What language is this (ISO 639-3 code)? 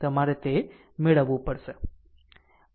guj